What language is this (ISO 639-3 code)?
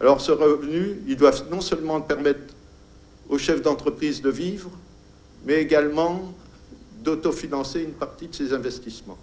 fra